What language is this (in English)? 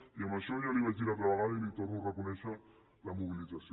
Catalan